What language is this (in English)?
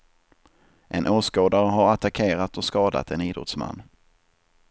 Swedish